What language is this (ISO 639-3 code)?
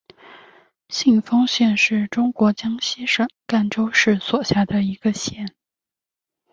zho